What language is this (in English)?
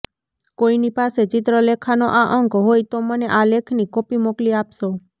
Gujarati